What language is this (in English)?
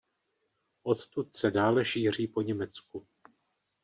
Czech